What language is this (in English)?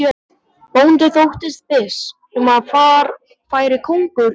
Icelandic